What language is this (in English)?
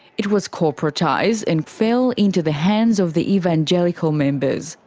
English